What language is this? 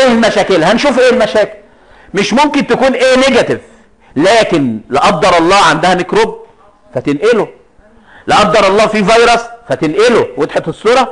Arabic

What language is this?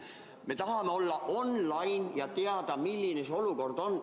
Estonian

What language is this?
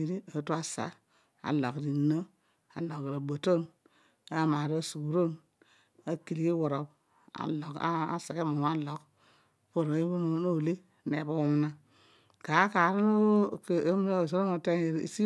Odual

